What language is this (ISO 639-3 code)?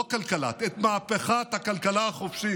heb